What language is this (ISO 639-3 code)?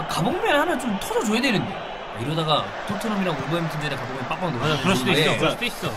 kor